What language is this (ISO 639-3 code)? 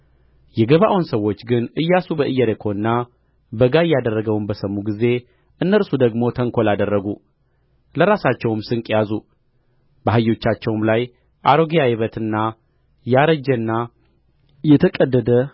amh